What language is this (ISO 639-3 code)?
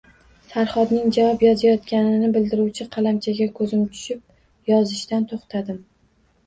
uzb